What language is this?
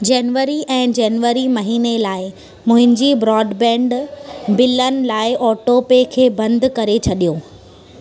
Sindhi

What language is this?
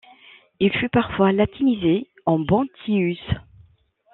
French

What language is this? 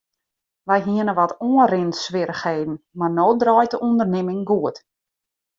Western Frisian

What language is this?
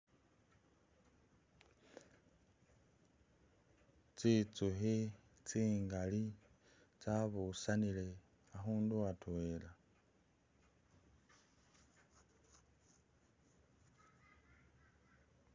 Masaaba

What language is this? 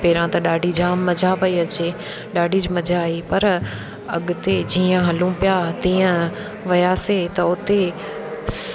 Sindhi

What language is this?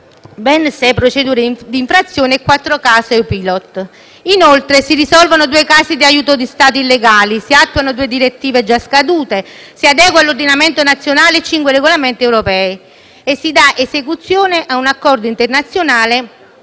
Italian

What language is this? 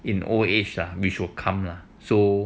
English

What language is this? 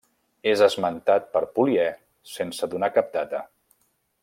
Catalan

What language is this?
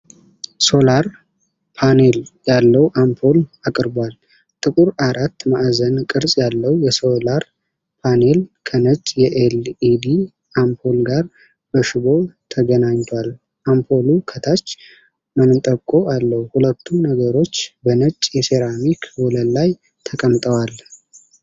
Amharic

